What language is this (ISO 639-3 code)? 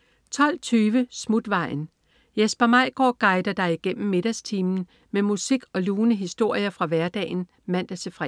dan